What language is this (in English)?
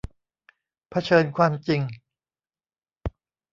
Thai